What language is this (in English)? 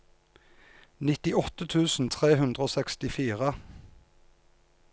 Norwegian